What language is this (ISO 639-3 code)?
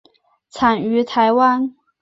zho